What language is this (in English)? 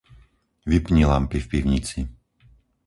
Slovak